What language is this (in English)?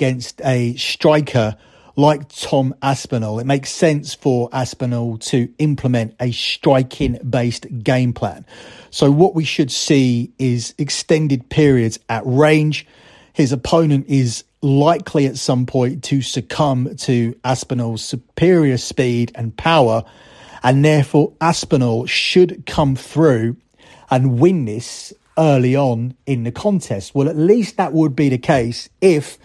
English